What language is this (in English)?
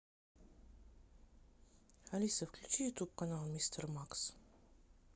Russian